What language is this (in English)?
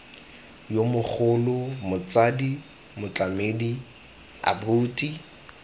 Tswana